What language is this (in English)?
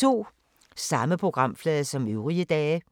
Danish